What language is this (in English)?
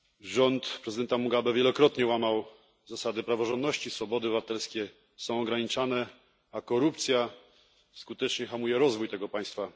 Polish